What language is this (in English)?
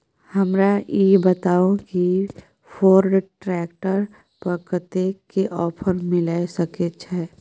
Maithili